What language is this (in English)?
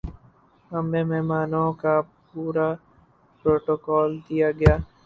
Urdu